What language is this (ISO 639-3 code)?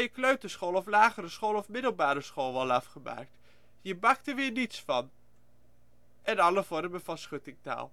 nld